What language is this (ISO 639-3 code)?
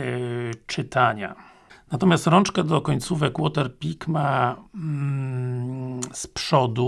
pol